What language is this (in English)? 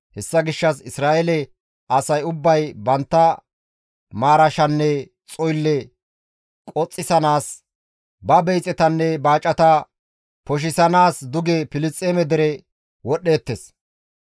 Gamo